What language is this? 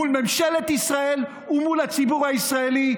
Hebrew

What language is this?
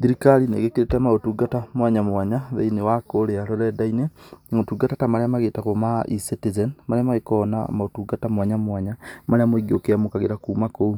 Kikuyu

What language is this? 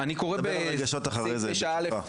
Hebrew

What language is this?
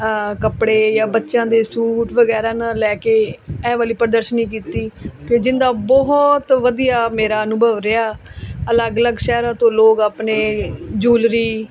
Punjabi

